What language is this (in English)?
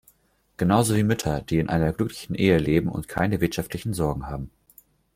German